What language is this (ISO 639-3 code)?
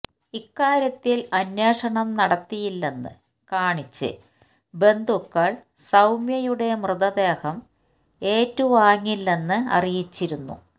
mal